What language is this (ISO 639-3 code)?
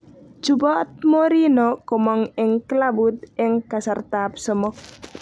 kln